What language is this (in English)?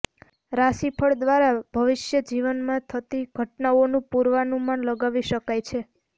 Gujarati